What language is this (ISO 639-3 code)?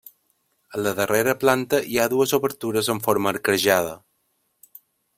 cat